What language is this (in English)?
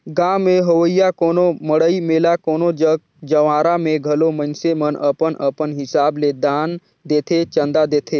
Chhattisgarhi